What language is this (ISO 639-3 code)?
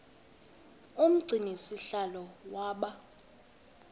xho